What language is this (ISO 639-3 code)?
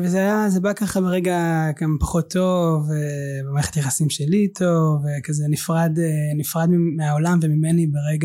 heb